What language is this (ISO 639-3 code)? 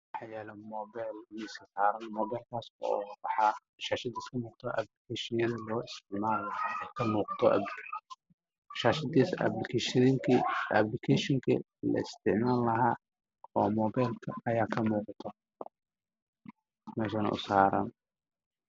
som